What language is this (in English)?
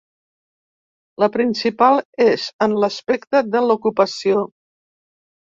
Catalan